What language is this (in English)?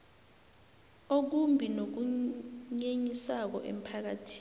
South Ndebele